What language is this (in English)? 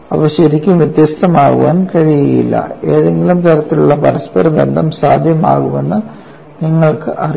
Malayalam